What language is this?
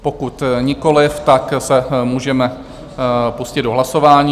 Czech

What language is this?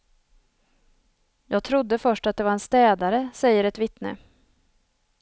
Swedish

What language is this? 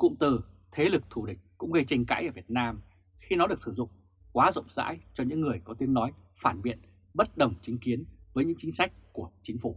Vietnamese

